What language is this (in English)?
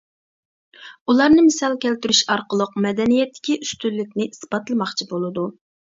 Uyghur